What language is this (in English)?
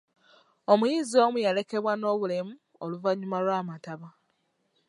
Ganda